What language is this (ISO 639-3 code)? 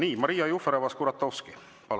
est